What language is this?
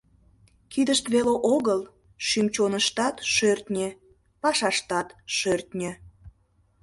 Mari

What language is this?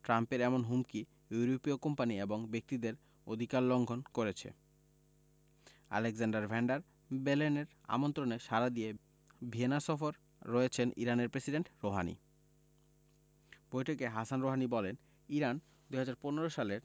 Bangla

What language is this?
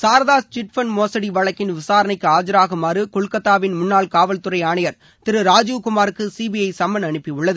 Tamil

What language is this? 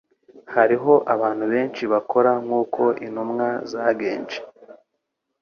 Kinyarwanda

